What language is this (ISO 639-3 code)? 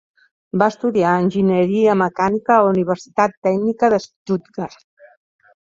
cat